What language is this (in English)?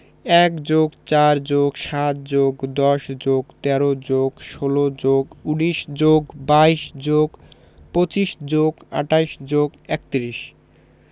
Bangla